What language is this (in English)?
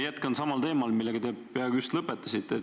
Estonian